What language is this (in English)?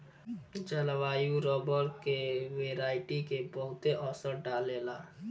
Bhojpuri